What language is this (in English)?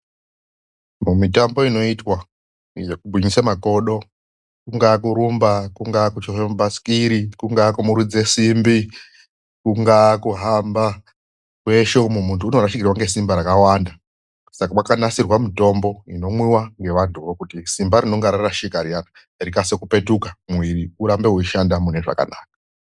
Ndau